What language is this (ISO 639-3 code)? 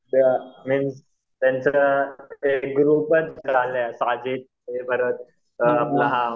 mar